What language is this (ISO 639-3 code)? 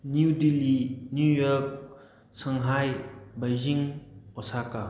mni